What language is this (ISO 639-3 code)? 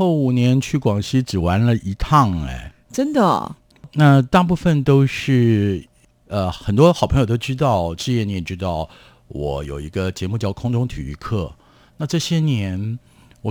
zho